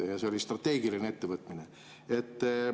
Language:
Estonian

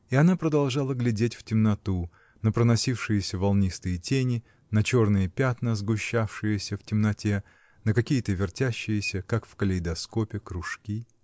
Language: Russian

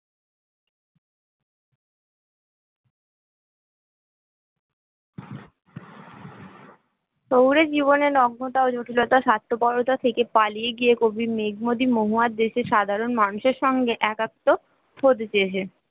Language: Bangla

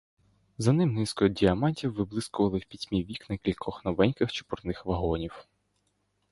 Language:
Ukrainian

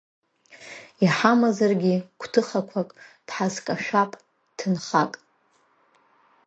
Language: Abkhazian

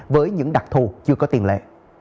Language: Vietnamese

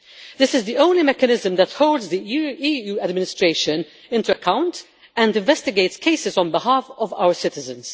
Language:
English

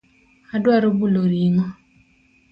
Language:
Luo (Kenya and Tanzania)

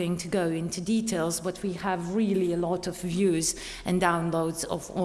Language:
English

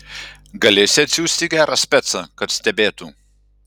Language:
Lithuanian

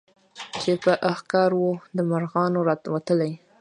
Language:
Pashto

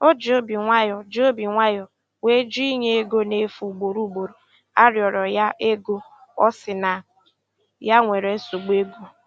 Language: Igbo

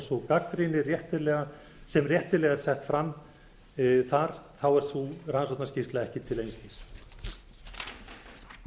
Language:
Icelandic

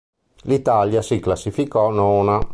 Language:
Italian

